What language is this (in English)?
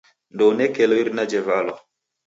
Taita